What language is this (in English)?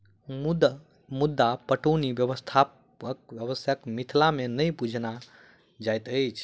Maithili